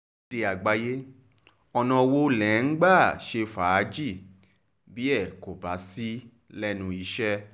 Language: Yoruba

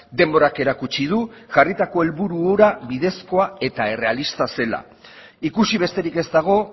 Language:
Basque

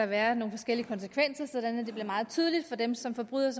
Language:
Danish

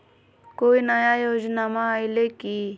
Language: Magahi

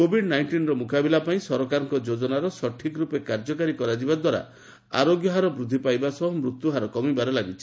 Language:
Odia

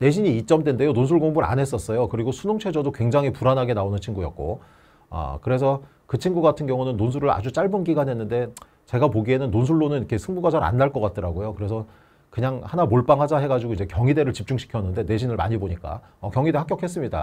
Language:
Korean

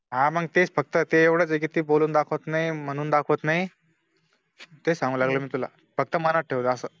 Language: Marathi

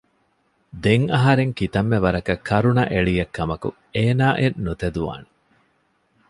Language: Divehi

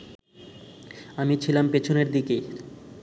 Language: Bangla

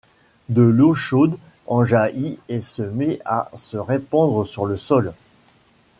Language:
French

